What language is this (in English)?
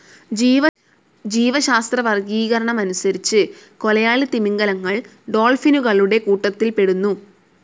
Malayalam